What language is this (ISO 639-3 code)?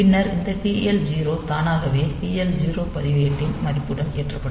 tam